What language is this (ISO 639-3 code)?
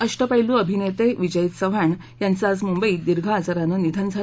mar